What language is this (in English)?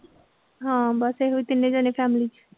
Punjabi